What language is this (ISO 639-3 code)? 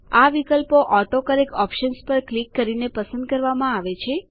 guj